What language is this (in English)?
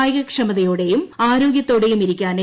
Malayalam